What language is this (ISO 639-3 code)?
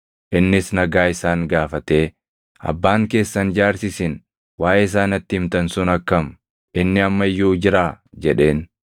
orm